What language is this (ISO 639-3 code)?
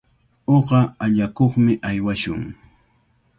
qvl